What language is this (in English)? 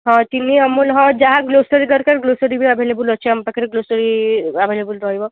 Odia